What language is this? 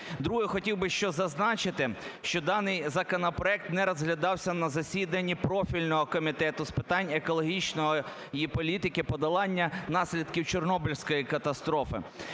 Ukrainian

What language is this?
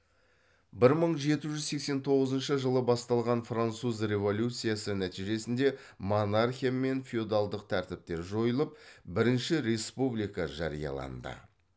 Kazakh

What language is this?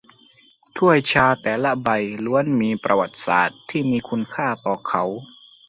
Thai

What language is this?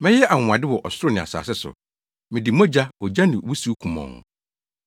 Akan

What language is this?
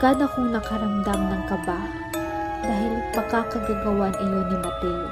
Filipino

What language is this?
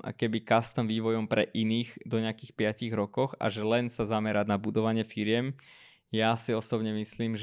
Slovak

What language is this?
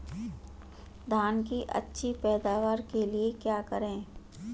Hindi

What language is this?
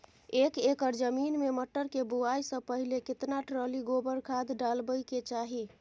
Maithili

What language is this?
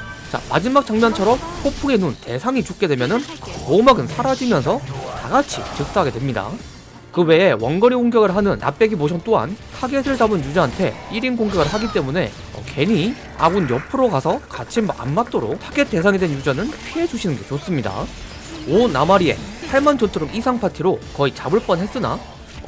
Korean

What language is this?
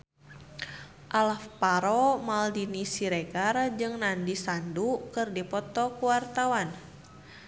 Sundanese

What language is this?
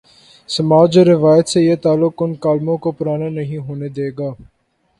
Urdu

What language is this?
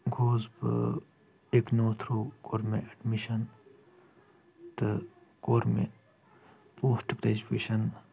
Kashmiri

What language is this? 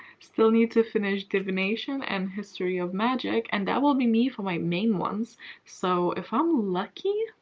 English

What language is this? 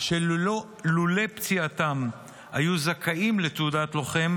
Hebrew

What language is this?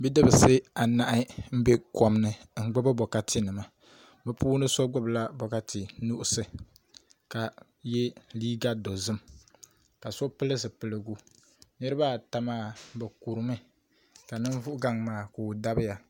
Dagbani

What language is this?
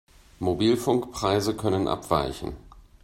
German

